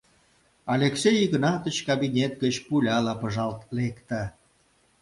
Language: Mari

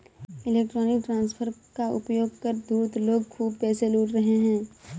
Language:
Hindi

